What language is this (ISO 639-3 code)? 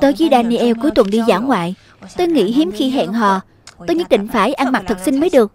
vie